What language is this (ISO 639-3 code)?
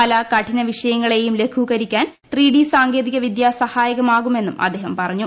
mal